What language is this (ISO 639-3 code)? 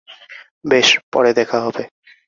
ben